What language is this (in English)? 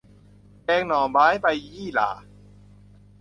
Thai